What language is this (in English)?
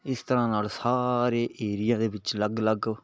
Punjabi